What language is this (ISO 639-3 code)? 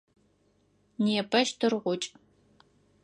ady